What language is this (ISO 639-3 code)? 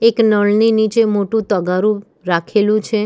guj